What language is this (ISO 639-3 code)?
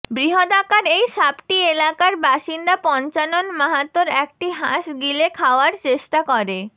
ben